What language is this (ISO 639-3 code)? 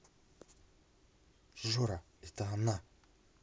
rus